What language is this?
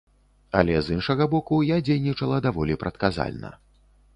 Belarusian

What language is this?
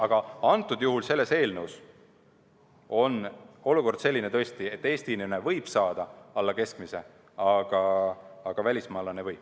Estonian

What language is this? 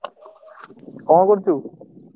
Odia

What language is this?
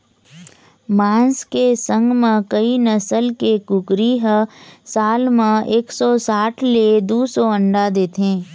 Chhattisgarhi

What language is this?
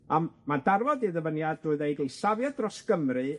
Welsh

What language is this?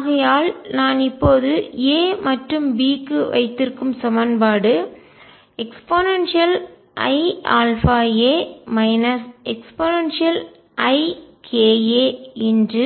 Tamil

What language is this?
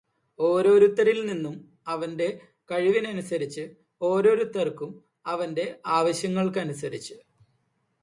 Malayalam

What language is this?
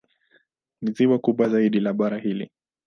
Swahili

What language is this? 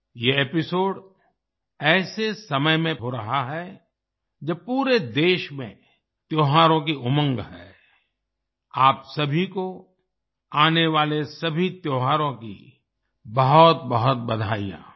Hindi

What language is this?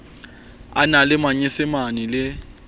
Southern Sotho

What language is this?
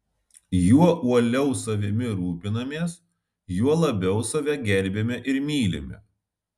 Lithuanian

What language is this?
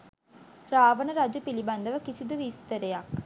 Sinhala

